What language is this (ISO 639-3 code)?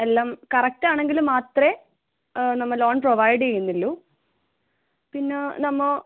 mal